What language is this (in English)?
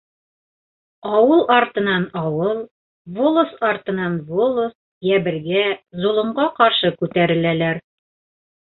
Bashkir